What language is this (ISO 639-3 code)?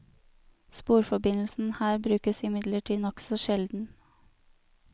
nor